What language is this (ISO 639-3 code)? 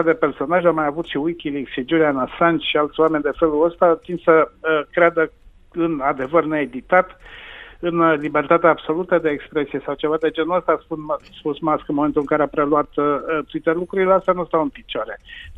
ron